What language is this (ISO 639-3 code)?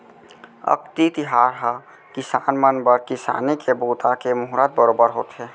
hne